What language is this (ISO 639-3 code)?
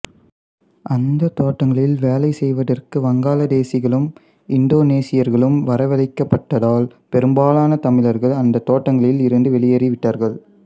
tam